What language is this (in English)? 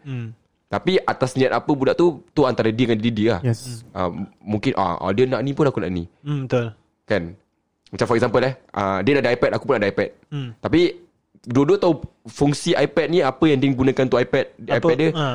Malay